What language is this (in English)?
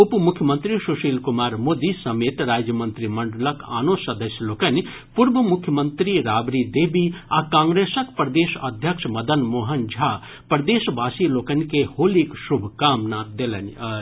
Maithili